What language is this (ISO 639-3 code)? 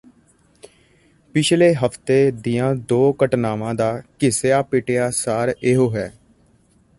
pan